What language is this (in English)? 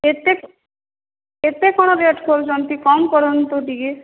Odia